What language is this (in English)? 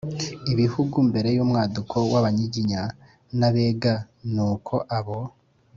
Kinyarwanda